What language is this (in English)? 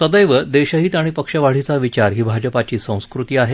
Marathi